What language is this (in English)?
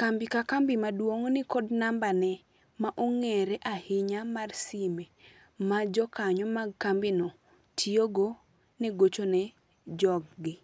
Luo (Kenya and Tanzania)